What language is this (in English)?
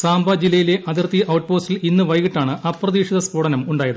Malayalam